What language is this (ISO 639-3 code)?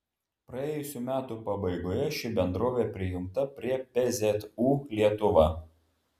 lit